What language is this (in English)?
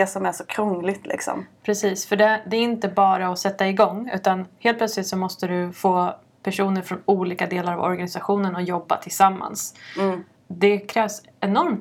Swedish